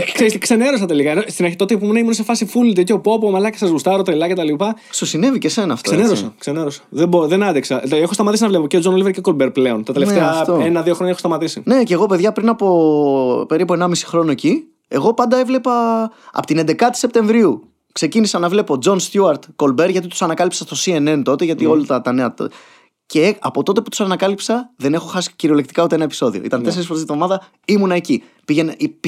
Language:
Greek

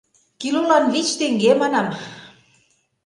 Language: Mari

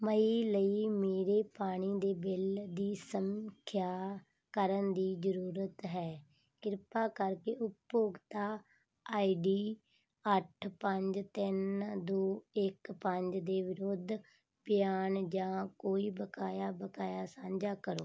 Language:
Punjabi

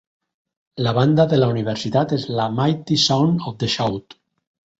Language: Catalan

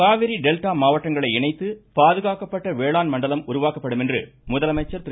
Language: Tamil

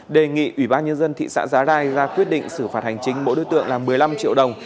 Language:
Vietnamese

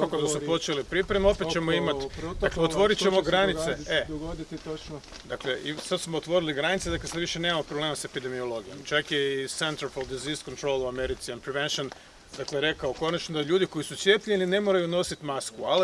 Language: Croatian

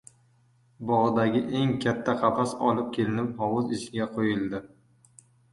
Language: Uzbek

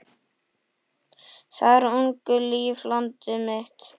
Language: Icelandic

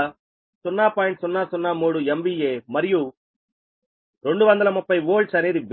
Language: Telugu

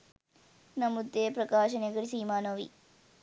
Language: Sinhala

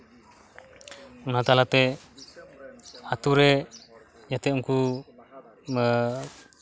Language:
Santali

